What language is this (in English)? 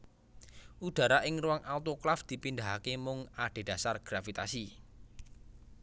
Javanese